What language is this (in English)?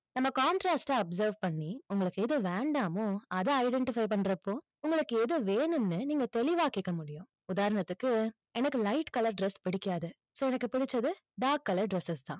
Tamil